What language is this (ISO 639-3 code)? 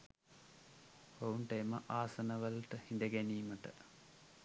sin